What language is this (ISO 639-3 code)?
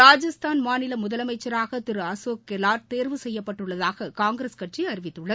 tam